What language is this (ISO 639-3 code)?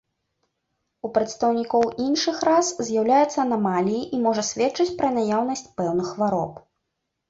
bel